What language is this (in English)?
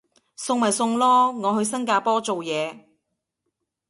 Cantonese